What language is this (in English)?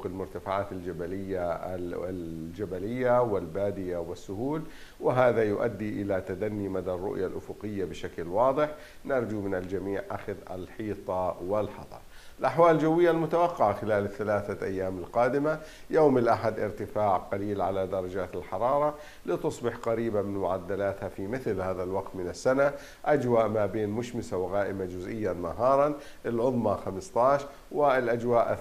Arabic